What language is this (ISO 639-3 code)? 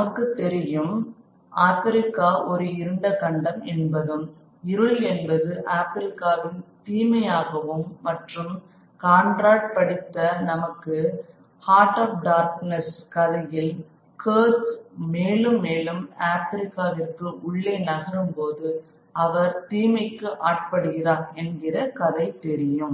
tam